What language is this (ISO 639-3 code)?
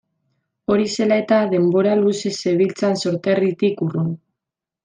eus